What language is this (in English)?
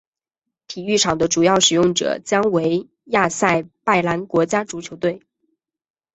Chinese